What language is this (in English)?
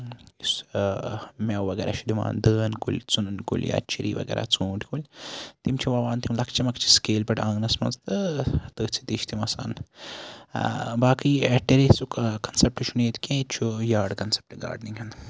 Kashmiri